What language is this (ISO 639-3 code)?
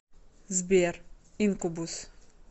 rus